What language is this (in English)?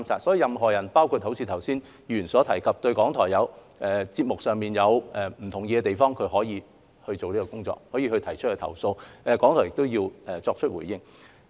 Cantonese